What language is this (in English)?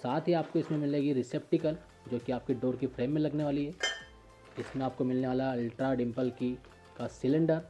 Hindi